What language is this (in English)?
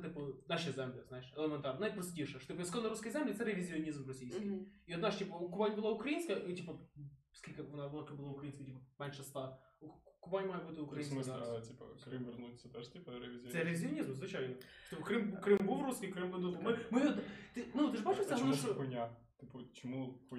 Ukrainian